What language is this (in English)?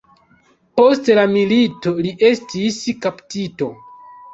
Esperanto